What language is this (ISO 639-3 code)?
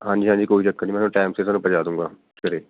pan